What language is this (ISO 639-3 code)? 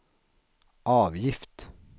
swe